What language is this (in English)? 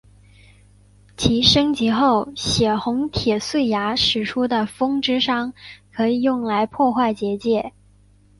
Chinese